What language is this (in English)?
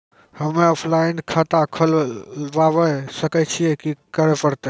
Maithili